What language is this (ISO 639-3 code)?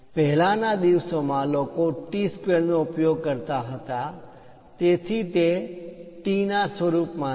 guj